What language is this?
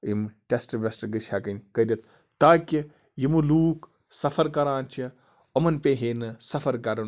Kashmiri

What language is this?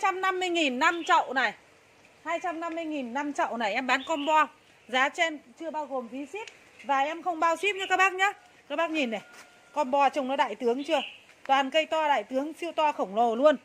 Vietnamese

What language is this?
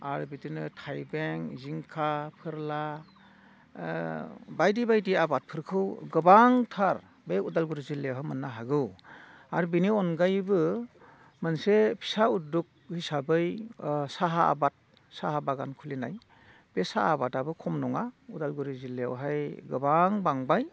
Bodo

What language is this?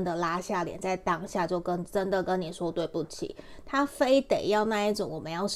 Chinese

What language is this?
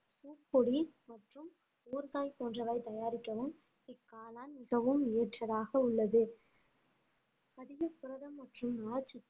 Tamil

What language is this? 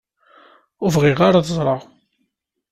Kabyle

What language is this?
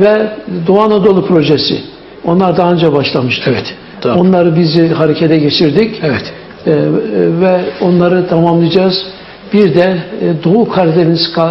Turkish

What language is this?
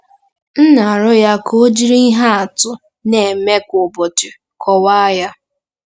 Igbo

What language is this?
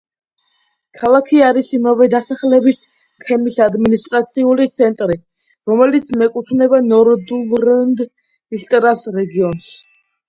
Georgian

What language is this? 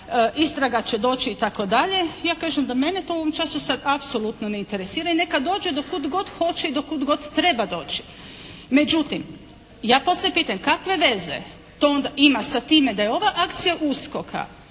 Croatian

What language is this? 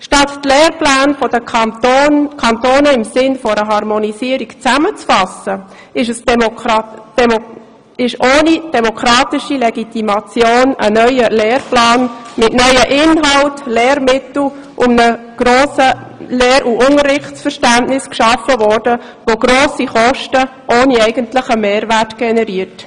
Swiss German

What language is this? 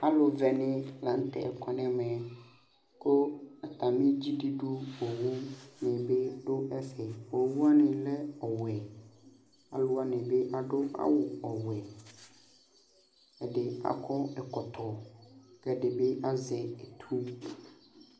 Ikposo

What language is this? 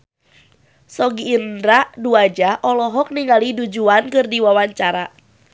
Sundanese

